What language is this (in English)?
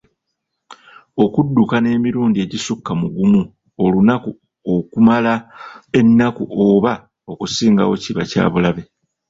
Ganda